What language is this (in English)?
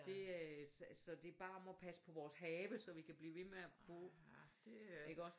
Danish